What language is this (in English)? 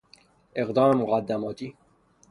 Persian